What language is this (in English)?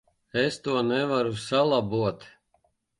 Latvian